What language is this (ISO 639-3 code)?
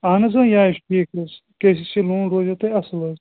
kas